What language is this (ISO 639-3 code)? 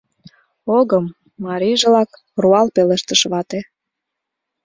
chm